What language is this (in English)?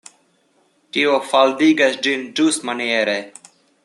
Esperanto